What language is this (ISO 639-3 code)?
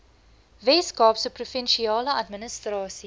afr